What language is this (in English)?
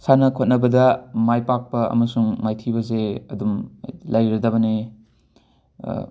Manipuri